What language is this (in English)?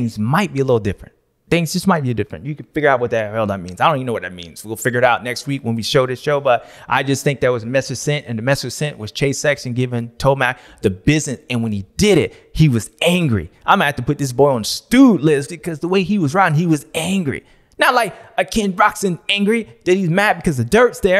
English